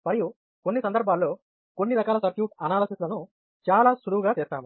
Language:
Telugu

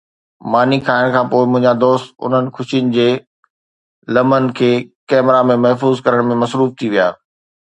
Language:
Sindhi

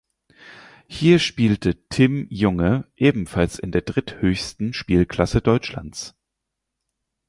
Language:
German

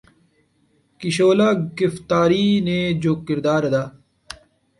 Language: Urdu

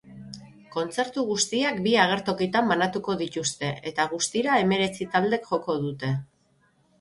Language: Basque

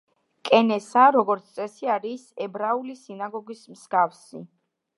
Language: Georgian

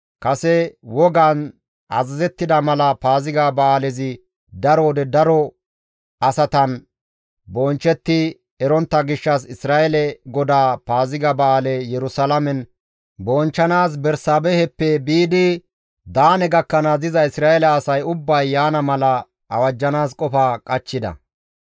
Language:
Gamo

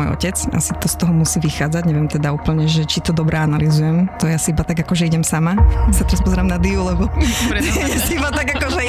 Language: Slovak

